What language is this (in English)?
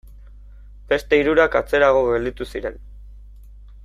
Basque